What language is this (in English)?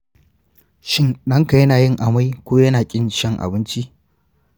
Hausa